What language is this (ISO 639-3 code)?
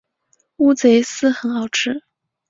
zho